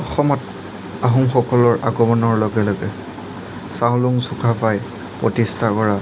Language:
Assamese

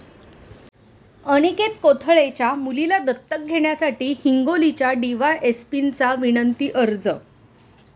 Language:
Marathi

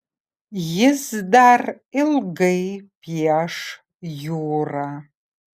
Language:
Lithuanian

